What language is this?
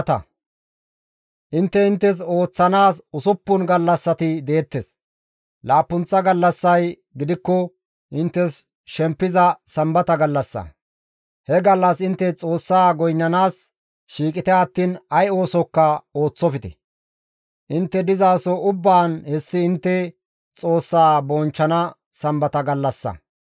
Gamo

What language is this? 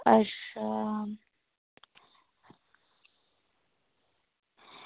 Dogri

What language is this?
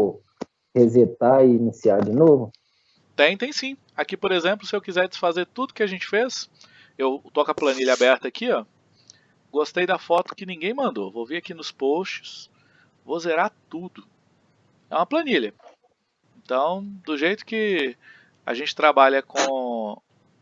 Portuguese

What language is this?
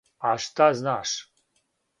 Serbian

